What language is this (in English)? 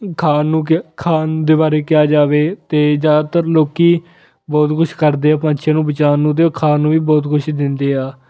Punjabi